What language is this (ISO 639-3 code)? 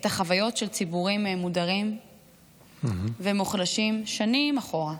heb